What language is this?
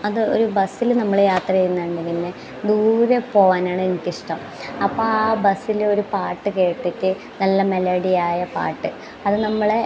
Malayalam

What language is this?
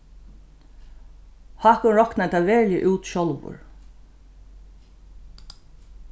Faroese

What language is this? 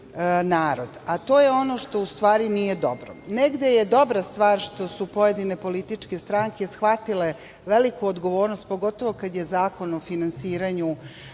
Serbian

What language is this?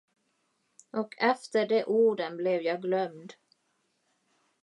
Swedish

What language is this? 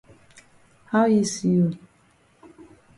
Cameroon Pidgin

